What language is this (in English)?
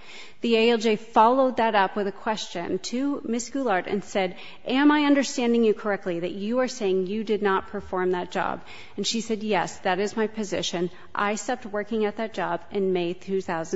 English